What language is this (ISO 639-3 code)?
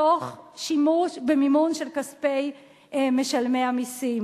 heb